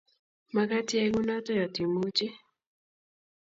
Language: Kalenjin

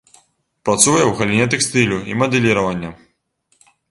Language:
Belarusian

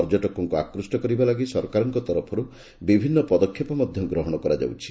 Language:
Odia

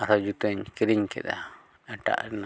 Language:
Santali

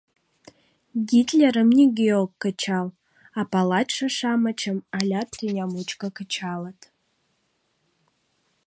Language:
Mari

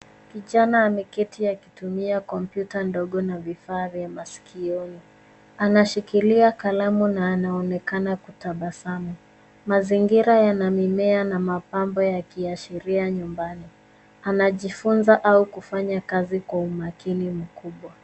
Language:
Swahili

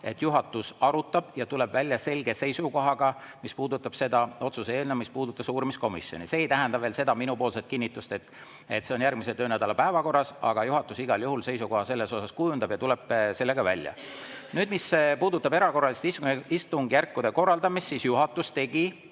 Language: Estonian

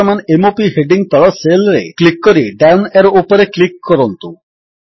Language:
Odia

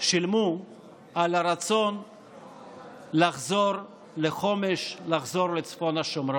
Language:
Hebrew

